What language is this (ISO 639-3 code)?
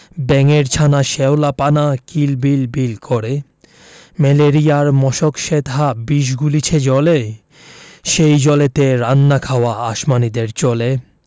ben